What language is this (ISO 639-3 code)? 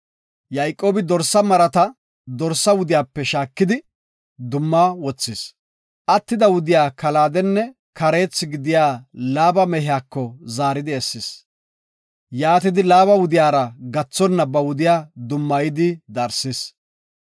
gof